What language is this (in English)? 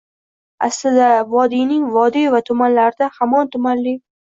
Uzbek